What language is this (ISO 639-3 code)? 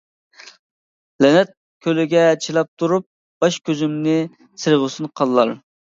uig